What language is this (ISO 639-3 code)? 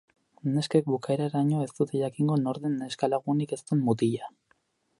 eus